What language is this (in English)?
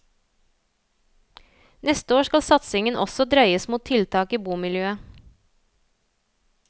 Norwegian